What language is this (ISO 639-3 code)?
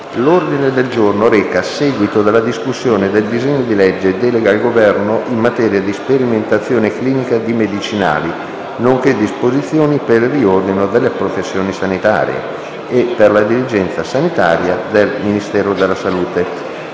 ita